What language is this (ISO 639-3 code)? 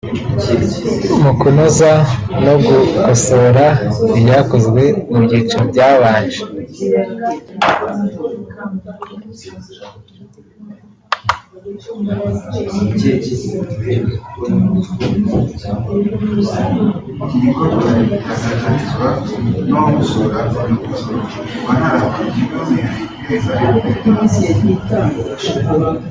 kin